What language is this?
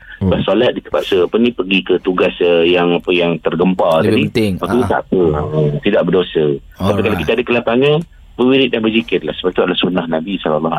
Malay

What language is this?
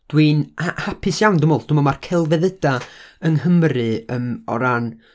Welsh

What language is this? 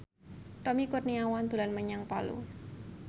Javanese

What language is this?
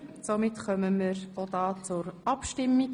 Swiss German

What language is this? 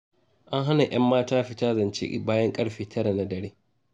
Hausa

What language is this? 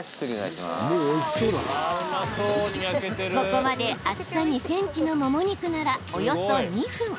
Japanese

